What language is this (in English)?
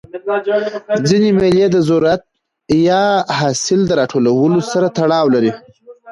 Pashto